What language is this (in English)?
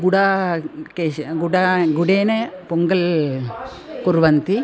Sanskrit